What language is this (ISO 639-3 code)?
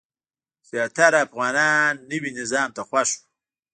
pus